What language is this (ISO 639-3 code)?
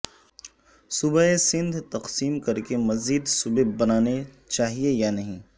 urd